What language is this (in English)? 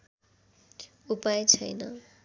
Nepali